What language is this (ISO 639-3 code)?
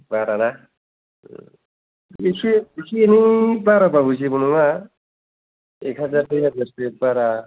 brx